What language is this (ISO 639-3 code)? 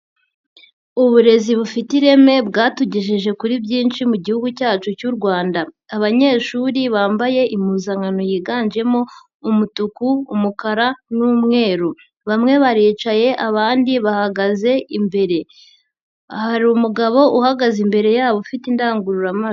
kin